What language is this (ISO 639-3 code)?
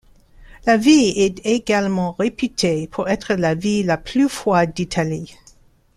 fra